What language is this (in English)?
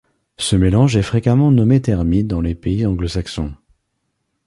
French